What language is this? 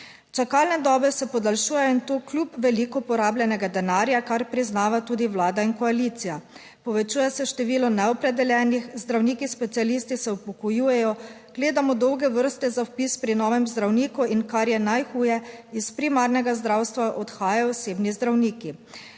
Slovenian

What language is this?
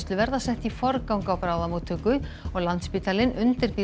Icelandic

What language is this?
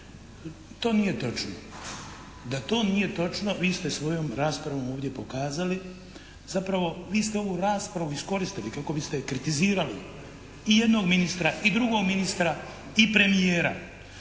Croatian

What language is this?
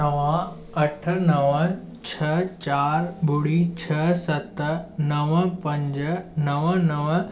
Sindhi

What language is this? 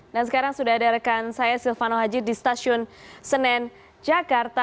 Indonesian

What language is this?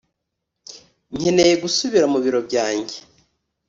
Kinyarwanda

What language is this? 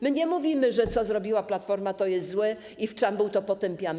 Polish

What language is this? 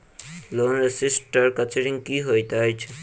Maithili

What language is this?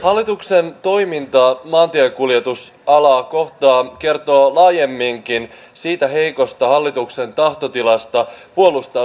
Finnish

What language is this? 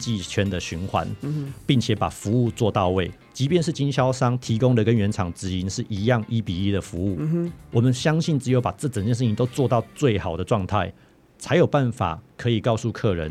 Chinese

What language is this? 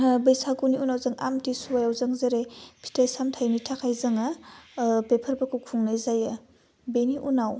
Bodo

